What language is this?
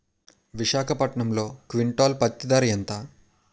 Telugu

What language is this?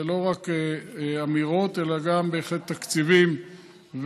Hebrew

